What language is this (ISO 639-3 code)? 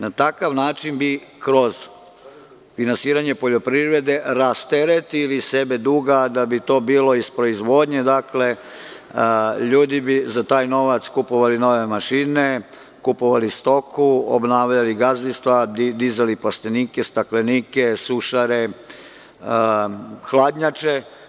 srp